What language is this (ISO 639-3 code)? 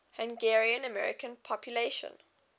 eng